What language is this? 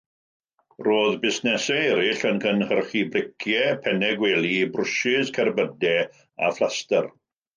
Welsh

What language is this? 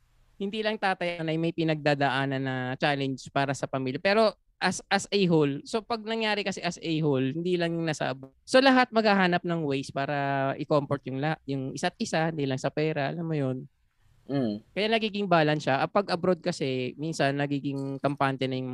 Filipino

